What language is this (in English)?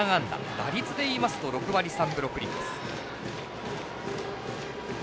Japanese